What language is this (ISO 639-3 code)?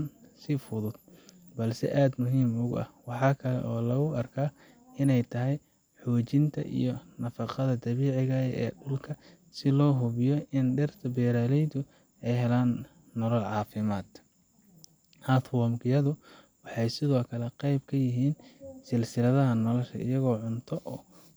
som